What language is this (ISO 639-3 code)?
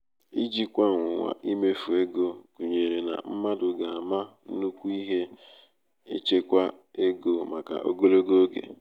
ibo